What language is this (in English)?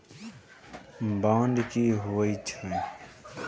Maithili